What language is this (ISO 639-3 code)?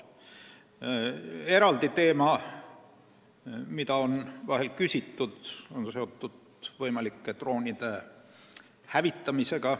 est